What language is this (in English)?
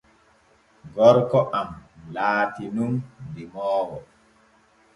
Borgu Fulfulde